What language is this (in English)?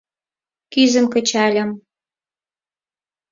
Mari